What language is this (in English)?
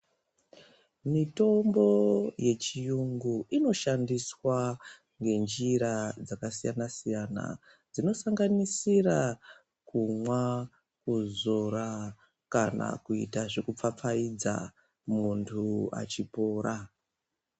Ndau